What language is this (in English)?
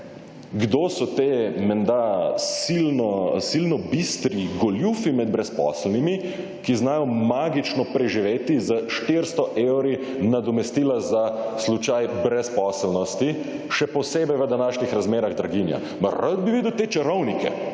Slovenian